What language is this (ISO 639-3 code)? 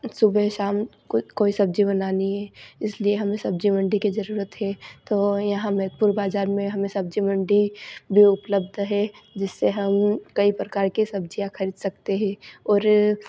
hin